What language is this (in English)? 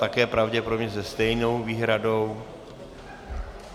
Czech